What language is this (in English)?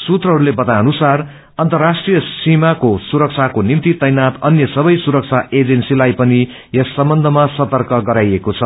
Nepali